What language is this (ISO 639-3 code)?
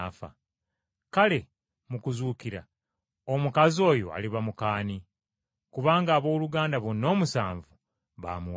lug